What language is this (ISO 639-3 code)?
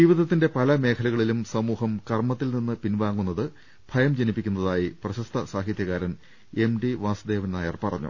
mal